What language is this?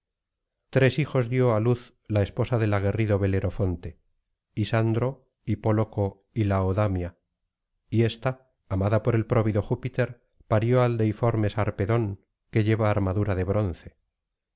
Spanish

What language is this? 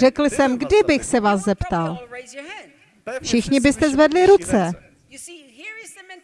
Czech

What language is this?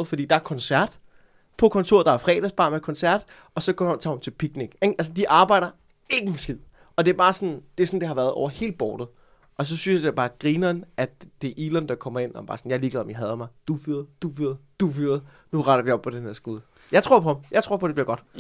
Danish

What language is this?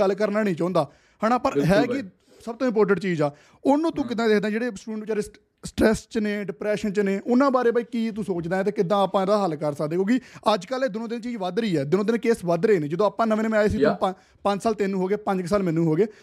Punjabi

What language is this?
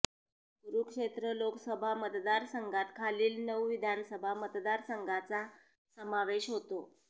Marathi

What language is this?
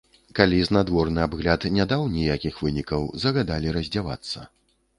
Belarusian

